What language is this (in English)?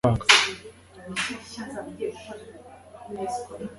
Kinyarwanda